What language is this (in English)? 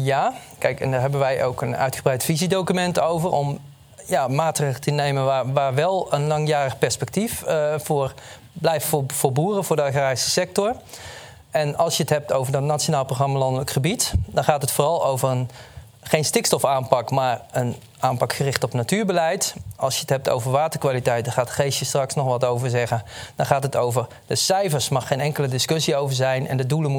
Dutch